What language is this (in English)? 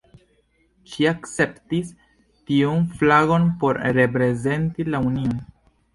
Esperanto